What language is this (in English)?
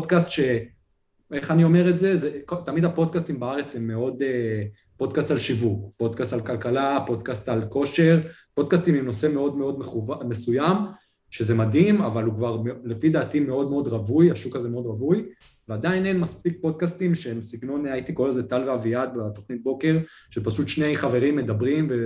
Hebrew